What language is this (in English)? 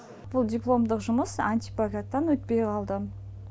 Kazakh